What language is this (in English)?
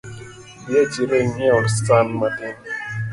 Luo (Kenya and Tanzania)